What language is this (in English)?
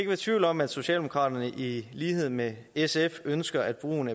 Danish